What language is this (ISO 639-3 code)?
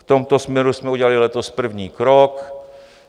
ces